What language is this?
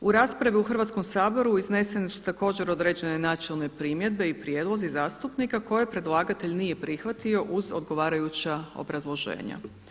Croatian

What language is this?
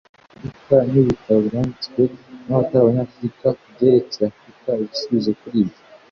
Kinyarwanda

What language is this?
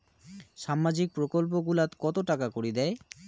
Bangla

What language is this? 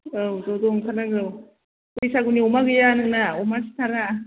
Bodo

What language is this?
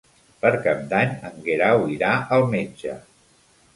Catalan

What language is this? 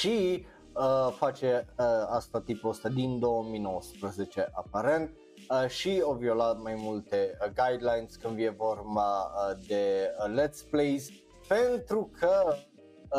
Romanian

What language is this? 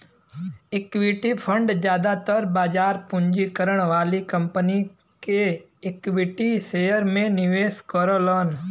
Bhojpuri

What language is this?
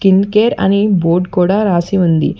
Telugu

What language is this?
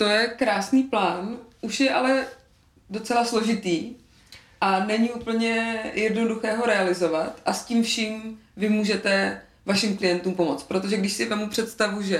Czech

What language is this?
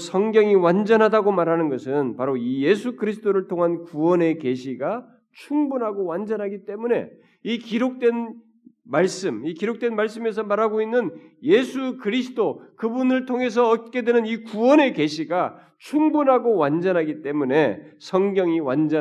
Korean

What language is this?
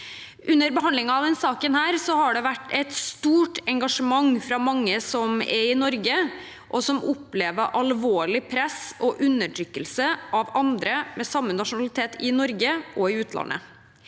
Norwegian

